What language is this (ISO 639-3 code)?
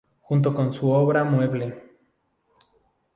spa